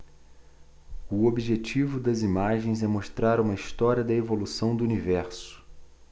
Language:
Portuguese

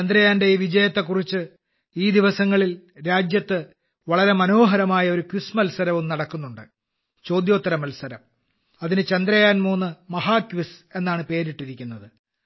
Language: Malayalam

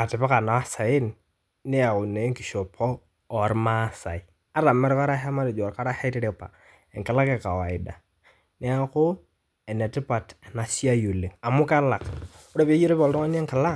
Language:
Masai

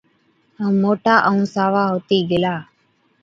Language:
Od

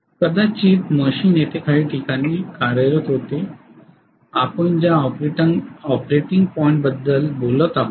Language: Marathi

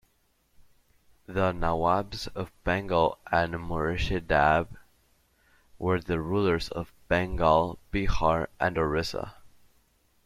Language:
English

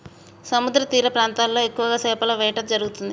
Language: Telugu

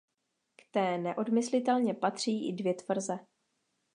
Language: Czech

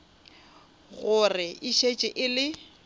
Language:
Northern Sotho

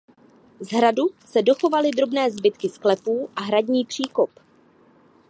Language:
Czech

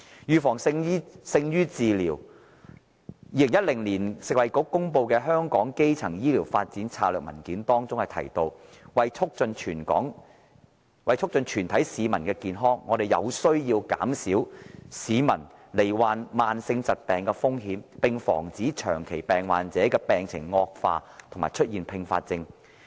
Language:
Cantonese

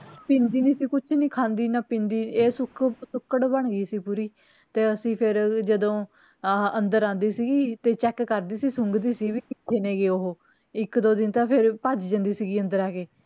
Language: Punjabi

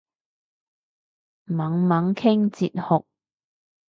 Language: Cantonese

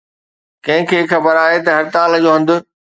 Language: Sindhi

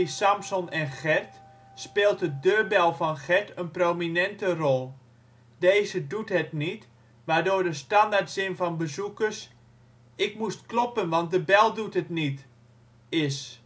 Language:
Dutch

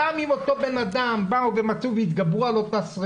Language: Hebrew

